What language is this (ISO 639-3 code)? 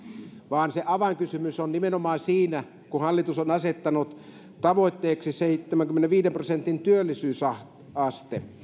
fin